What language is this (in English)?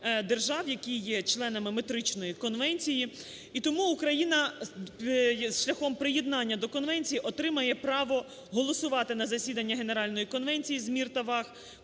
Ukrainian